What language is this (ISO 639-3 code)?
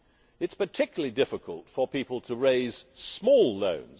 eng